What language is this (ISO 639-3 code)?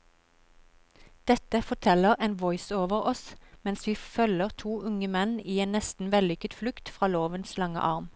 nor